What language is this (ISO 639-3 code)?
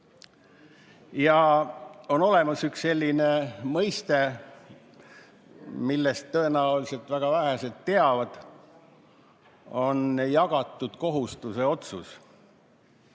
est